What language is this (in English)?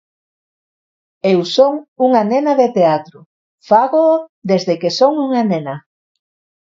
Galician